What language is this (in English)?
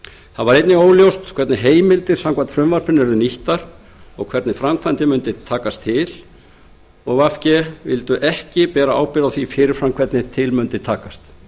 Icelandic